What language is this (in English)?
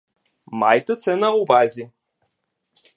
Ukrainian